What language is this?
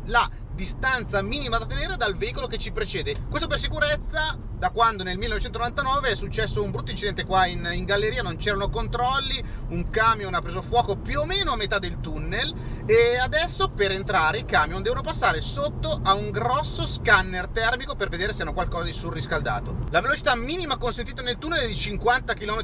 Italian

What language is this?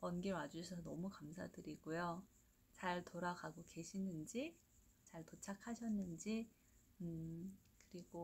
Korean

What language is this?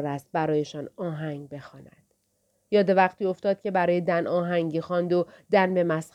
Persian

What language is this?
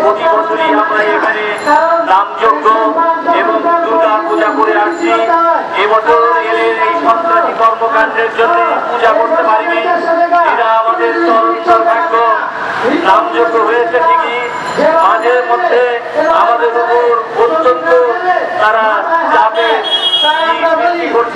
Arabic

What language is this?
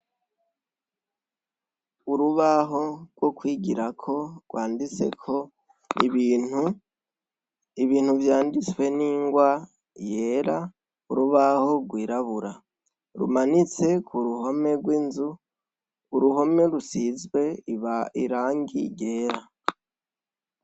Rundi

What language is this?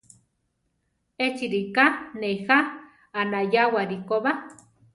Central Tarahumara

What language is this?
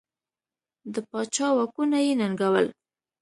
Pashto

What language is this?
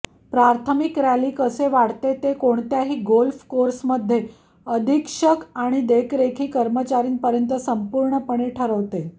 Marathi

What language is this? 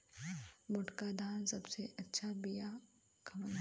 Bhojpuri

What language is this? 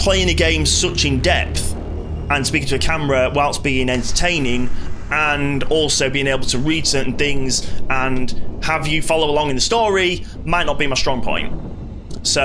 English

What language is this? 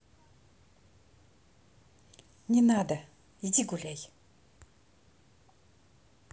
Russian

